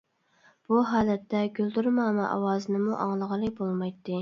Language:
Uyghur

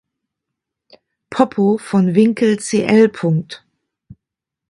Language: German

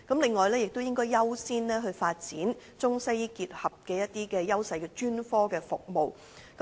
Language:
Cantonese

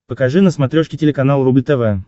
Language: Russian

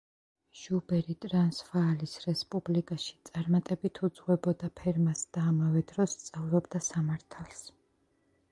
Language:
Georgian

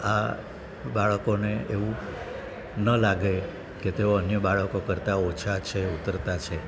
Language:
Gujarati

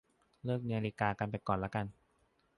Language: Thai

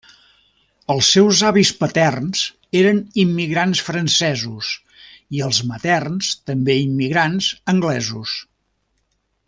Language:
Catalan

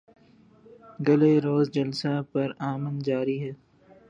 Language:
Urdu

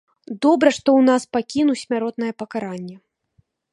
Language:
Belarusian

